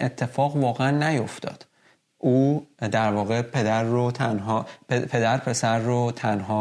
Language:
Persian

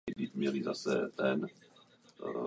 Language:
Czech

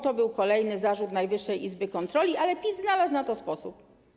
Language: Polish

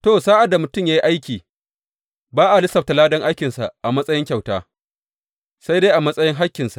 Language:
Hausa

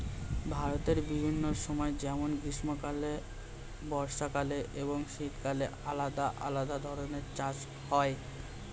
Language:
Bangla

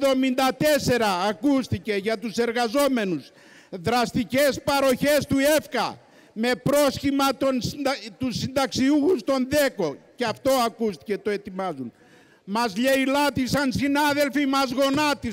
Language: Greek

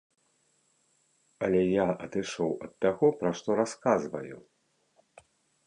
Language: Belarusian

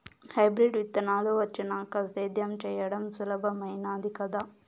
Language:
Telugu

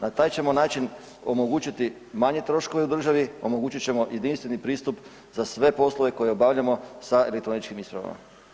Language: Croatian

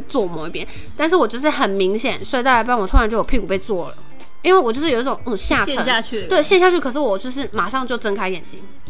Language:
Chinese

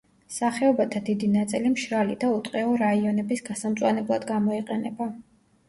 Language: Georgian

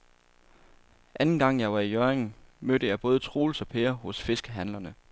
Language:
Danish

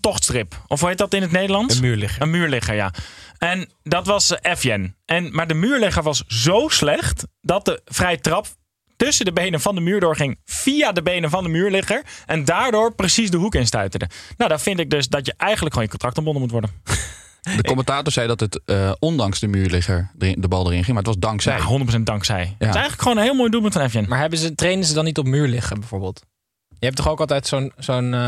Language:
Dutch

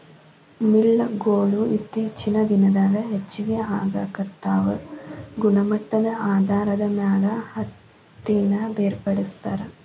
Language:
Kannada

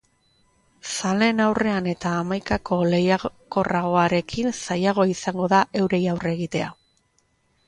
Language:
Basque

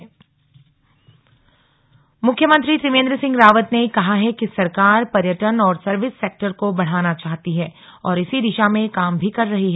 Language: Hindi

